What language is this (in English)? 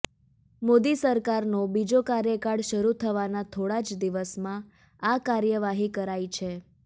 Gujarati